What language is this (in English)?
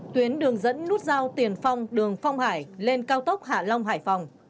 Vietnamese